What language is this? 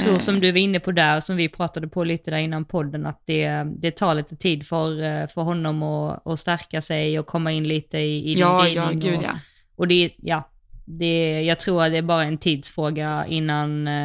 Swedish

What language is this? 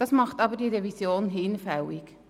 Swiss German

